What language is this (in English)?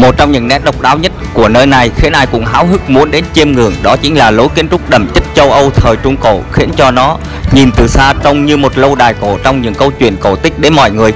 Vietnamese